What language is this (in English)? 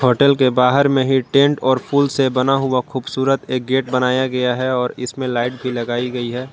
Hindi